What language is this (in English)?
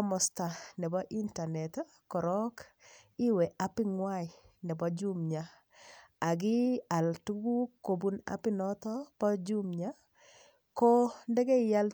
Kalenjin